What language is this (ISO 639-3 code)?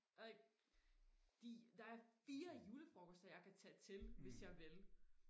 dan